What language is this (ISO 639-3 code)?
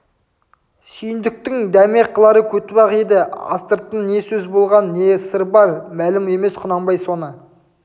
kaz